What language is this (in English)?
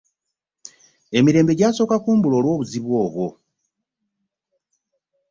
Ganda